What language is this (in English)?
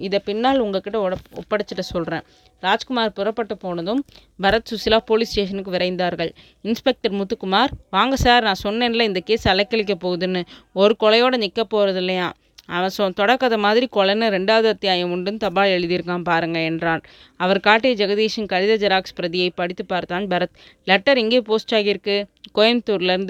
Tamil